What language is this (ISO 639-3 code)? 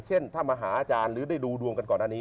tha